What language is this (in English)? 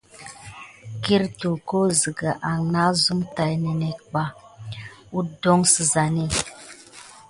Gidar